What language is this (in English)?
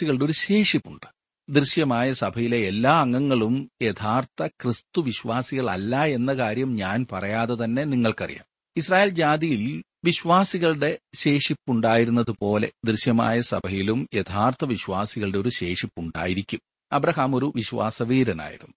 Malayalam